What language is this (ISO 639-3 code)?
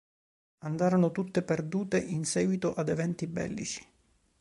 ita